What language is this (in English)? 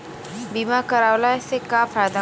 Bhojpuri